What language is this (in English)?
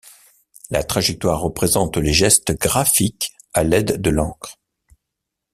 French